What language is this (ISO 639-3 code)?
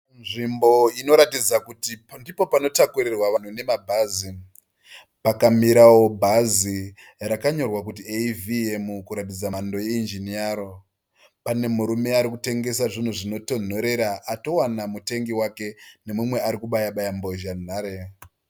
sna